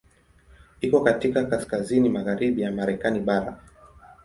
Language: Swahili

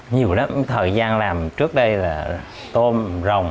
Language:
Vietnamese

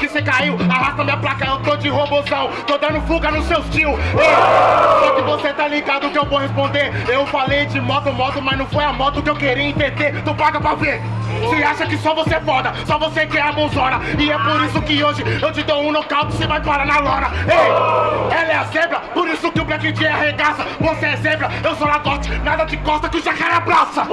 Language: Portuguese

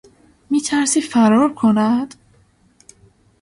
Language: Persian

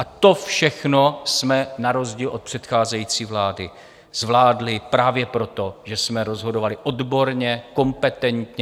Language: Czech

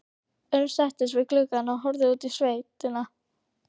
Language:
Icelandic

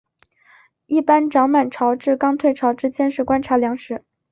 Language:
Chinese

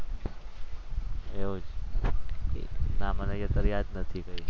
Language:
Gujarati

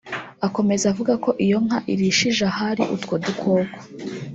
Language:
Kinyarwanda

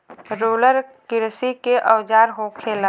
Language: Bhojpuri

